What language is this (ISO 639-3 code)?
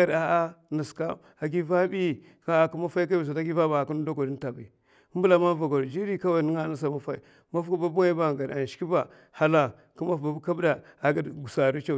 maf